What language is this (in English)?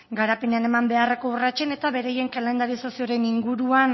Basque